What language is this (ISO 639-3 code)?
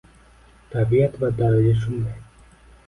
uzb